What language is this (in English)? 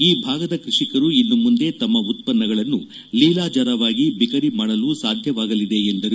Kannada